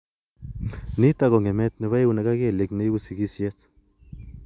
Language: Kalenjin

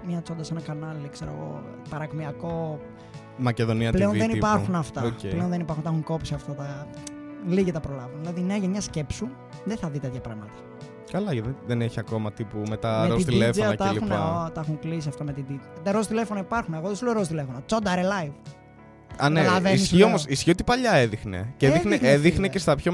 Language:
Greek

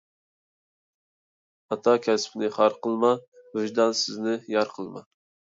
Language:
Uyghur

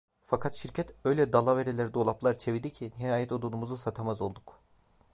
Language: Turkish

